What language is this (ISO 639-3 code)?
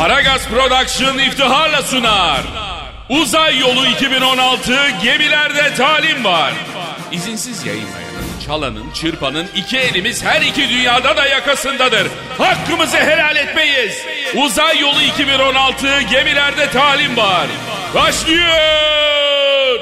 tur